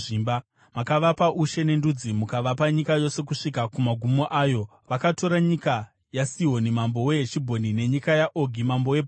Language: Shona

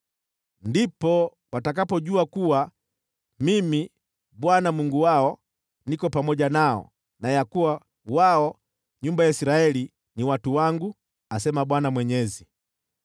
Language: Swahili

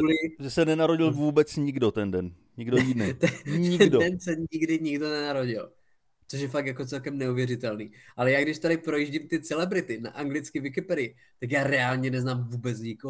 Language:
Czech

